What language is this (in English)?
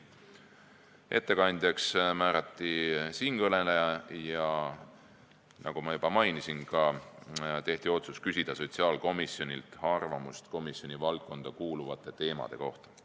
Estonian